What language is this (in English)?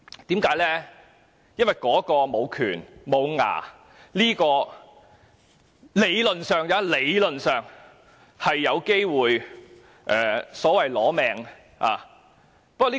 Cantonese